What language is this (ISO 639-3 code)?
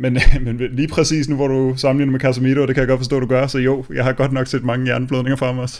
dan